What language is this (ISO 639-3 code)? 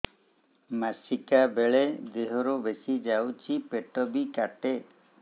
ori